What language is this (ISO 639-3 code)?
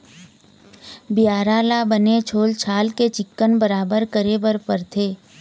hne